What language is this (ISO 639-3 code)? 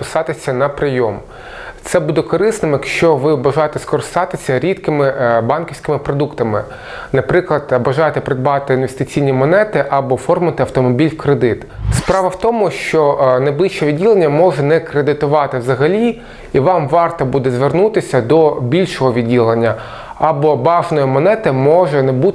ukr